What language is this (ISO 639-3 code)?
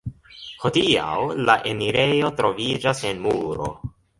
epo